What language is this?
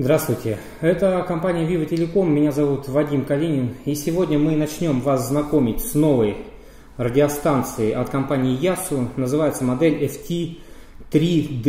Russian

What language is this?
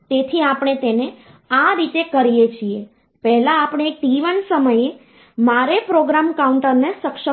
Gujarati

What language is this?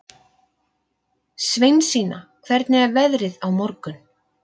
Icelandic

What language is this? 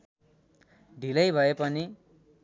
Nepali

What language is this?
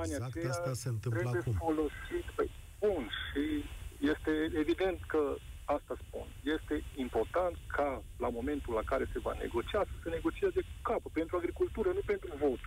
Romanian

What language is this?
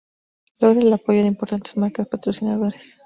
Spanish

